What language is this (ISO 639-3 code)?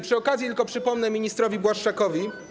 pol